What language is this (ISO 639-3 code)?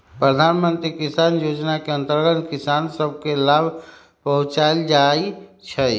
mag